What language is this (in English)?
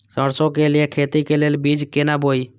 Maithili